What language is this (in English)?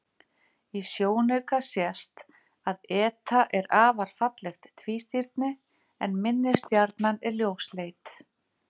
Icelandic